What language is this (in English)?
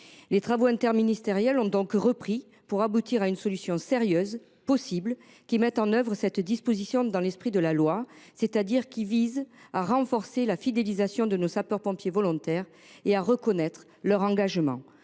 French